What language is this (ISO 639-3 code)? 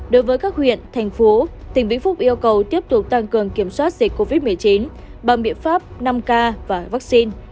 vie